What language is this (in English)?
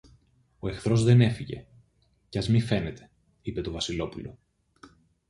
Greek